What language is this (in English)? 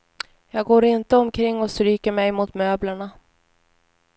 Swedish